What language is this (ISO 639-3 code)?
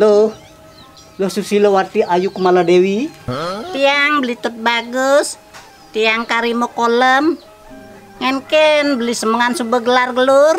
ind